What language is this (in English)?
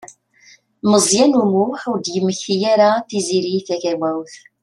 Kabyle